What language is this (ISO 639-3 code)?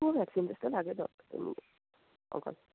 nep